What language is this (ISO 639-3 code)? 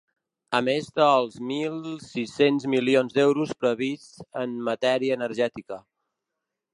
cat